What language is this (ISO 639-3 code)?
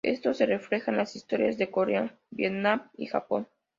spa